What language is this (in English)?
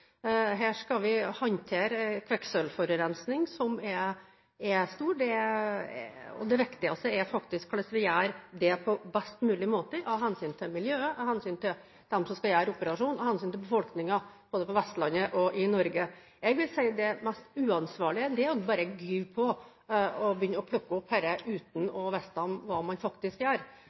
Norwegian Bokmål